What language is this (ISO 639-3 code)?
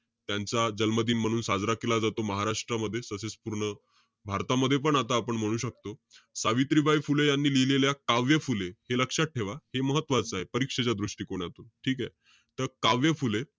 mar